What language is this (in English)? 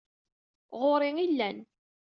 Kabyle